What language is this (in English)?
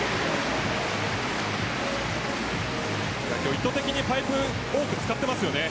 Japanese